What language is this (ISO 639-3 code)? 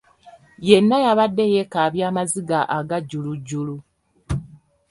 lug